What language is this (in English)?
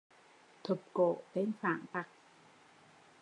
Vietnamese